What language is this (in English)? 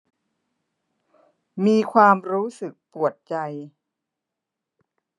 Thai